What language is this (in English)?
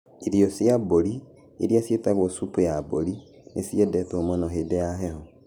Kikuyu